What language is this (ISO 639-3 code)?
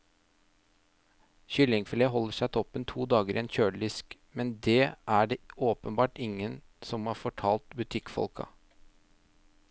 nor